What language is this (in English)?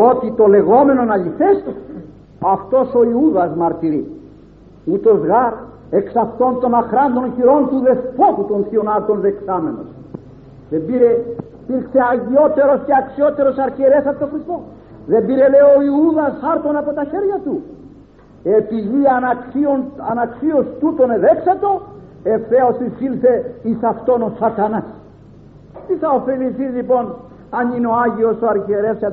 Greek